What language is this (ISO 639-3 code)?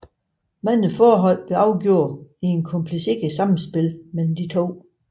dan